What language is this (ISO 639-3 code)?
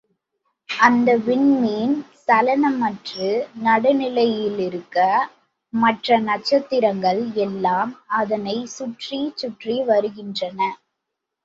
tam